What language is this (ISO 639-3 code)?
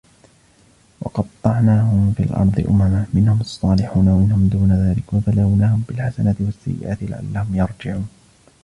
ara